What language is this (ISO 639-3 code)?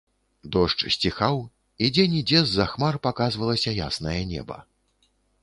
bel